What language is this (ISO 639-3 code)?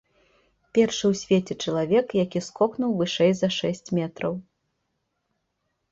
bel